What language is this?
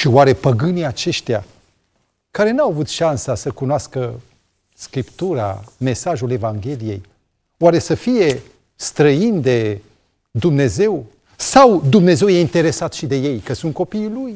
Romanian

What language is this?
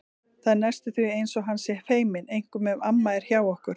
Icelandic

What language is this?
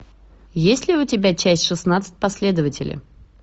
Russian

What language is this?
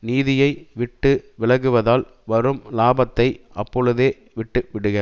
Tamil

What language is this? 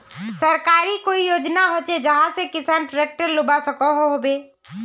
Magahi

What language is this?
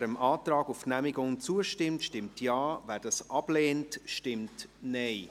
Swiss German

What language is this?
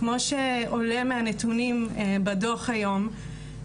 Hebrew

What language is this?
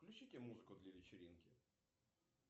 Russian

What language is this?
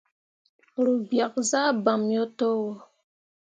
Mundang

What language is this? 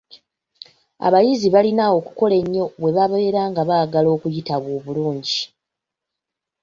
Ganda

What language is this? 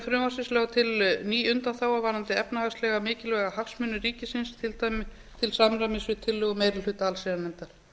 Icelandic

